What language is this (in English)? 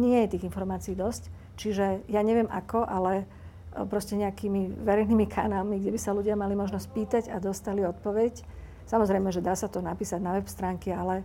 Slovak